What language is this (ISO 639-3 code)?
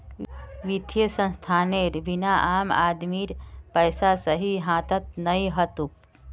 mag